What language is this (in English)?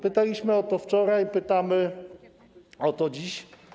Polish